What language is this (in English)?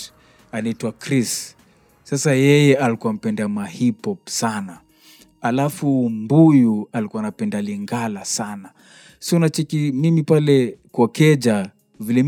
Swahili